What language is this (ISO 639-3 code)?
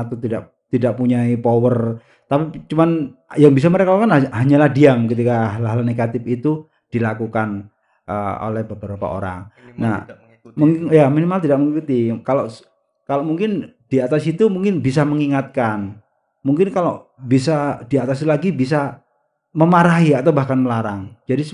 ind